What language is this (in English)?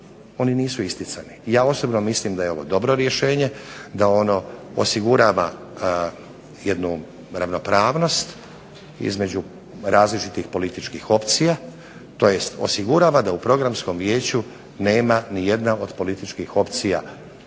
Croatian